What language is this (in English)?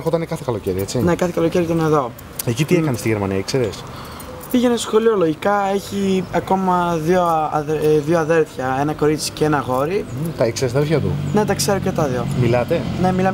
Greek